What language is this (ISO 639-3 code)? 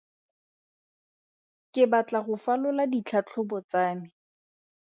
tsn